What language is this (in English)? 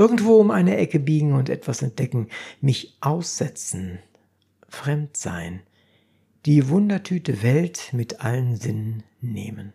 German